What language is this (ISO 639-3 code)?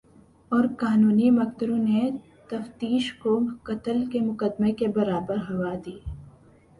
urd